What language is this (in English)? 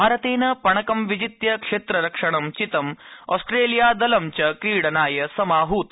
Sanskrit